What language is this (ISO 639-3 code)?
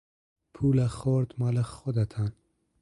fas